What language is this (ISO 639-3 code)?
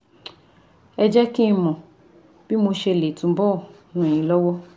yor